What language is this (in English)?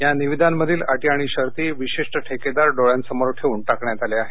Marathi